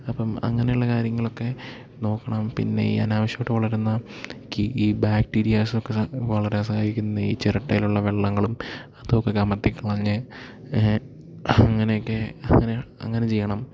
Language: Malayalam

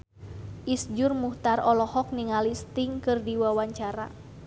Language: Sundanese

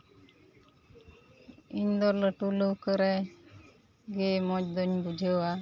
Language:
Santali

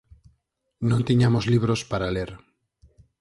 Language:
Galician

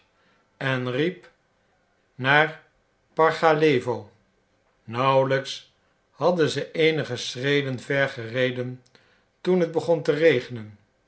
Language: Dutch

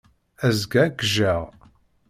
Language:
Kabyle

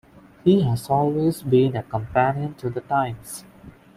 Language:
English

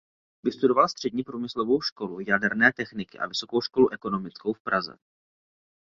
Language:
Czech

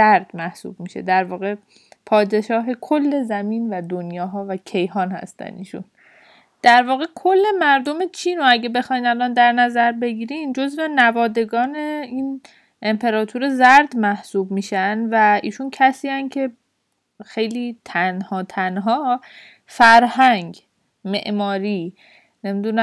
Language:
Persian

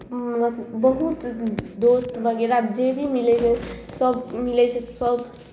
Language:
Maithili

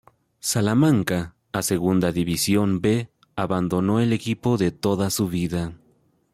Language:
Spanish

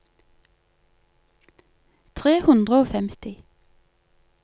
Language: Norwegian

